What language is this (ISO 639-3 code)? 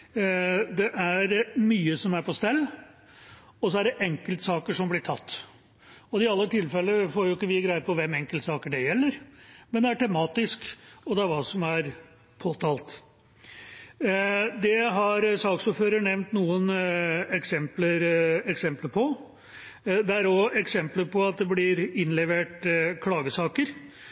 nob